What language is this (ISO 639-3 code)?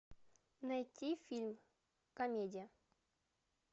rus